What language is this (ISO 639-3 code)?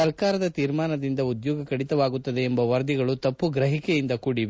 kan